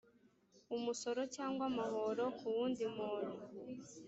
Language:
Kinyarwanda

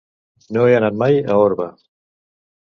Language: Catalan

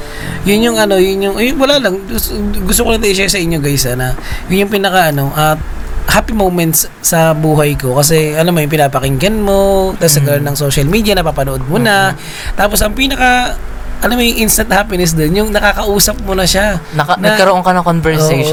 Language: Filipino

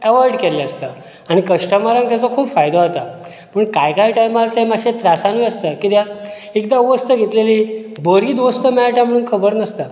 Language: Konkani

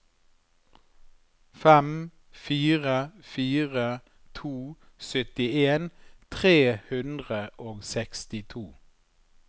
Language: Norwegian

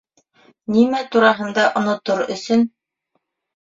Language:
Bashkir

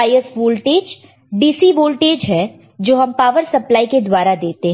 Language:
Hindi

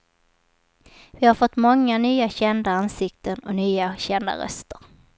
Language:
Swedish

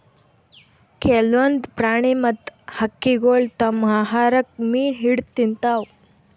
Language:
Kannada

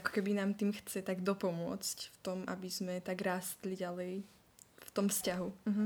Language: Czech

